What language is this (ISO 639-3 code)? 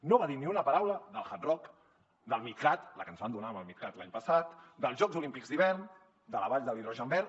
cat